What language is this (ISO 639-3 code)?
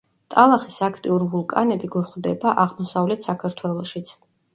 kat